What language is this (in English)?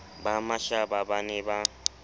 Southern Sotho